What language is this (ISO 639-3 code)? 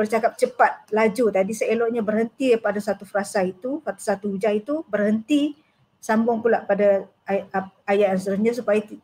msa